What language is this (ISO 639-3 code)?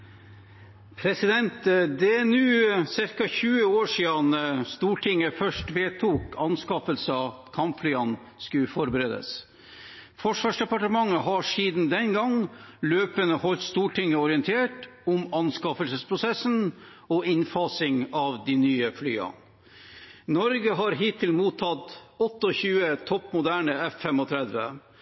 nor